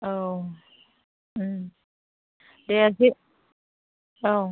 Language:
Bodo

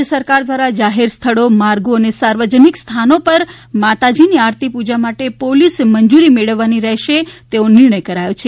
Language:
Gujarati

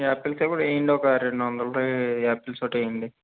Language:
Telugu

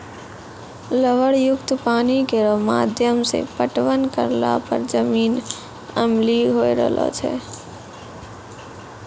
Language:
Maithili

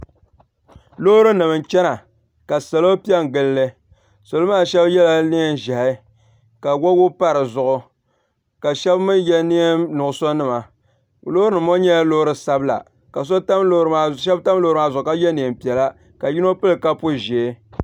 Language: Dagbani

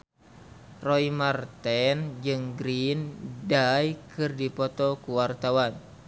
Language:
Sundanese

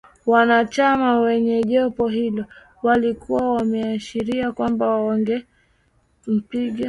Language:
Swahili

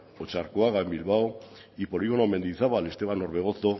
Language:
Basque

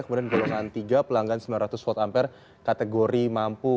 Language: Indonesian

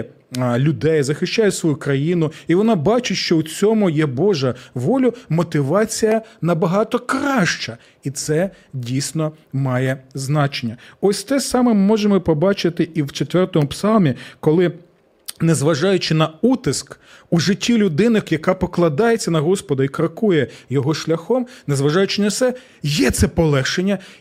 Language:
Ukrainian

